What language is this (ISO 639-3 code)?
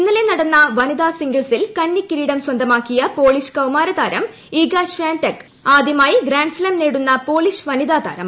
mal